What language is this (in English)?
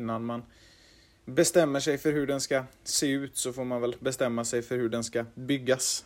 Swedish